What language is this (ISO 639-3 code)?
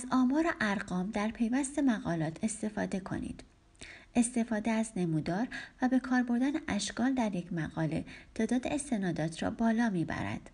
fas